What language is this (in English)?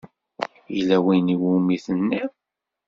Kabyle